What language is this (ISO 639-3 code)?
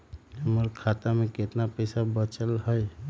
mag